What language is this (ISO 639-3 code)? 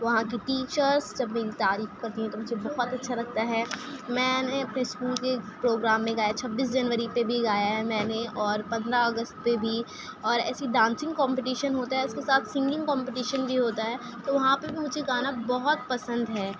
urd